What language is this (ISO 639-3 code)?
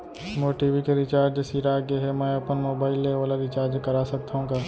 hne